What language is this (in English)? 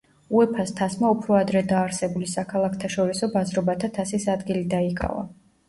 Georgian